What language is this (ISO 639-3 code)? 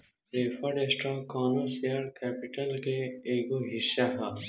bho